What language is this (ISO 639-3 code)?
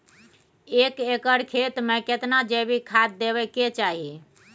mai